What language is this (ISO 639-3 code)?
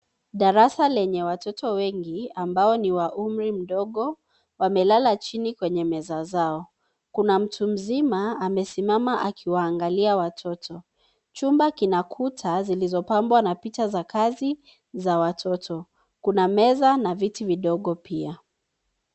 swa